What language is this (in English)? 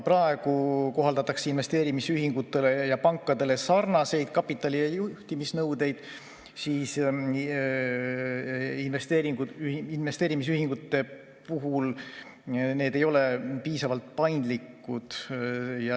Estonian